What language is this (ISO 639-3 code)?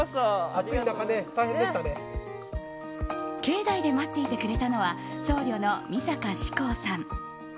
jpn